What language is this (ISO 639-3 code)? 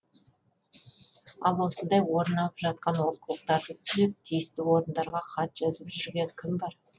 kaz